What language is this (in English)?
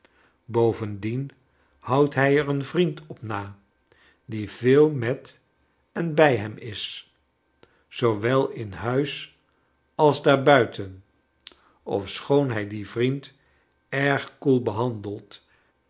Dutch